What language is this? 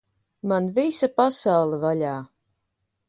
Latvian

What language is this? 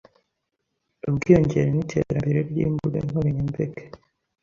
Kinyarwanda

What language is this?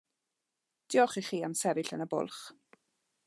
Welsh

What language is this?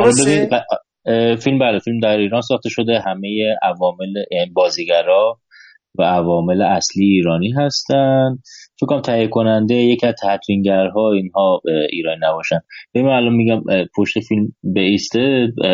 Persian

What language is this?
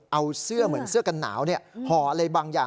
Thai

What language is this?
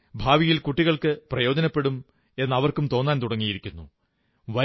Malayalam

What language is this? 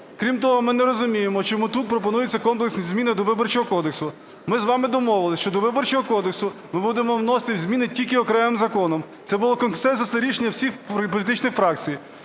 Ukrainian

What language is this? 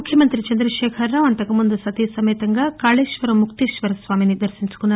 Telugu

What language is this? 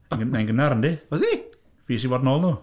Welsh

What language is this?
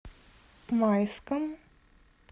Russian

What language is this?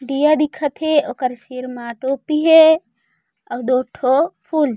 Chhattisgarhi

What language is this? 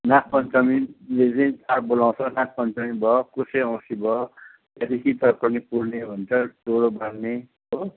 Nepali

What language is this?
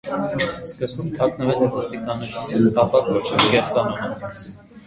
Armenian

